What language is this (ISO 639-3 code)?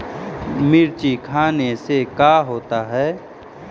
mag